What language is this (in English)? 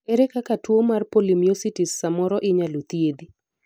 Luo (Kenya and Tanzania)